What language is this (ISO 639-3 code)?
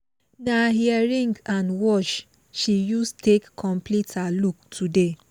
pcm